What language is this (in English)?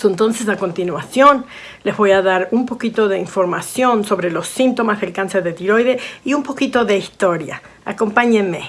Spanish